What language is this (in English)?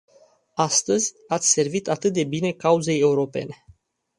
Romanian